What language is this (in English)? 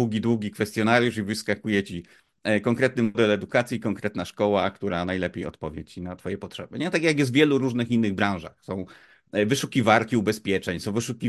Polish